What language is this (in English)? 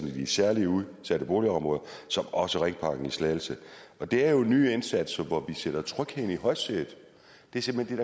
Danish